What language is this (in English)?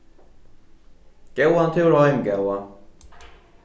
Faroese